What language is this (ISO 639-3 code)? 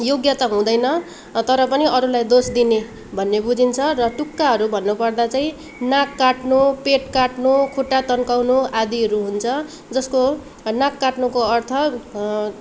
nep